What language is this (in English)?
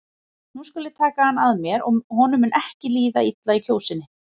Icelandic